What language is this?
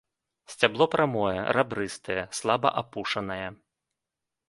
Belarusian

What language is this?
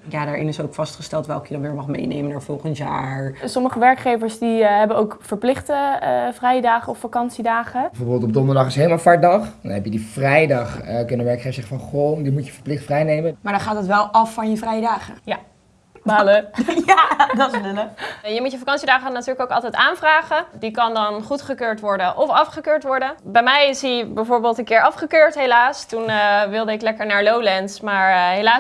Dutch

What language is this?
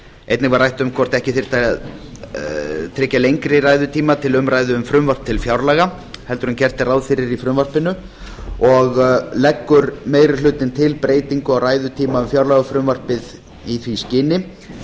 Icelandic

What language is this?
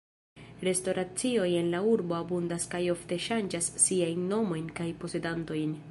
Esperanto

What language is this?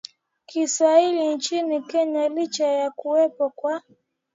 Swahili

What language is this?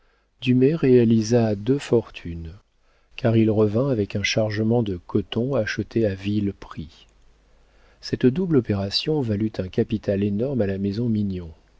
French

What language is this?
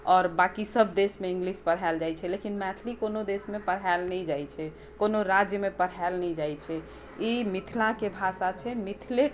Maithili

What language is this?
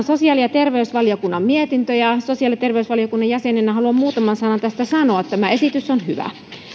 Finnish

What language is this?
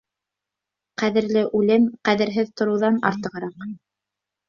Bashkir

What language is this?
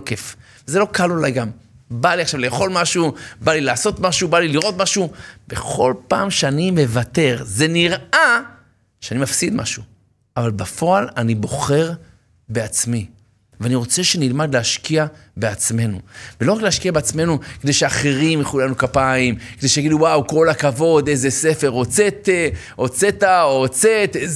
Hebrew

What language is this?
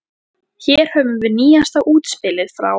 Icelandic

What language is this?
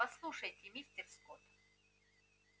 Russian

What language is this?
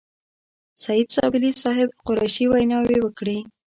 Pashto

